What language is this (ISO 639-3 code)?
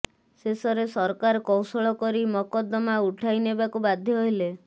ori